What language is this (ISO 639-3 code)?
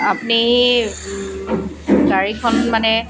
asm